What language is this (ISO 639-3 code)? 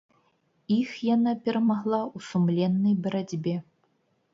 bel